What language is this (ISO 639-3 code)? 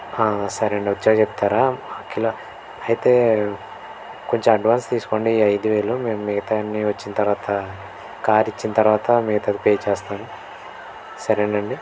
tel